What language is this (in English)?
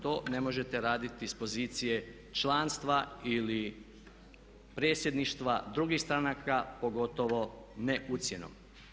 Croatian